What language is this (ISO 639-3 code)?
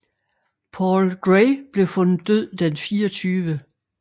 dan